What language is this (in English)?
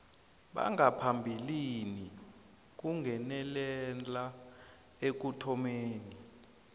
South Ndebele